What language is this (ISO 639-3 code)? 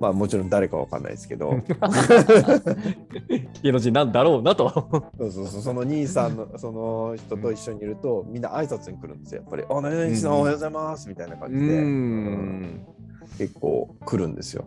jpn